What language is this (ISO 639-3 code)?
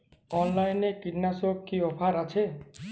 ben